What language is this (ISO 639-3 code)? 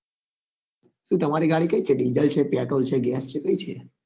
guj